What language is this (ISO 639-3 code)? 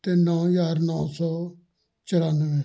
pan